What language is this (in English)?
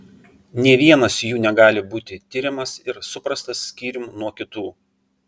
Lithuanian